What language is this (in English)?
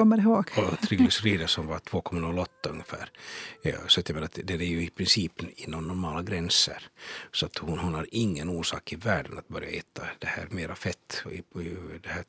Swedish